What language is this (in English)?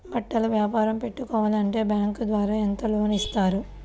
Telugu